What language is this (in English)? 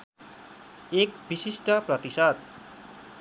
Nepali